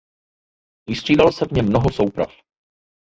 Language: Czech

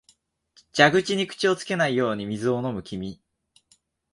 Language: Japanese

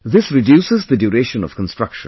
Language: English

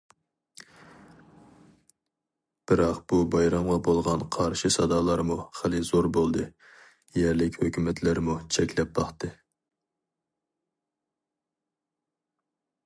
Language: Uyghur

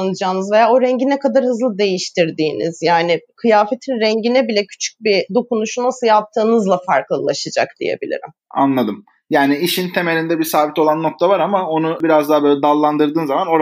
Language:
Turkish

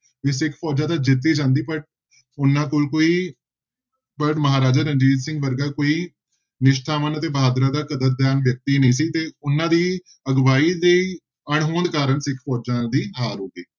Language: Punjabi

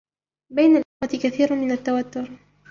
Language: Arabic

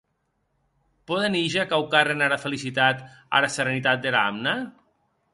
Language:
Occitan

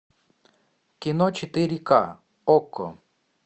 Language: Russian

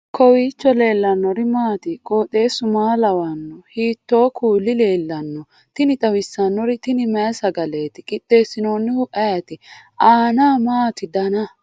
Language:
Sidamo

